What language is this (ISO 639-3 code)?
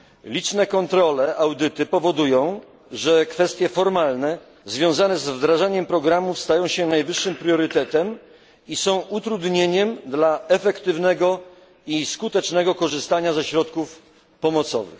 pol